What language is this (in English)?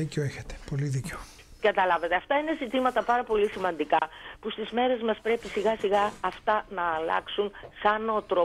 Greek